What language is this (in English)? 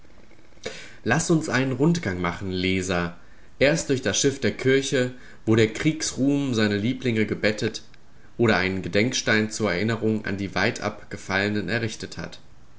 German